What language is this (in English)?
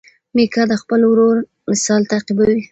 Pashto